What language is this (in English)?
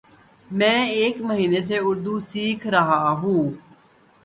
Urdu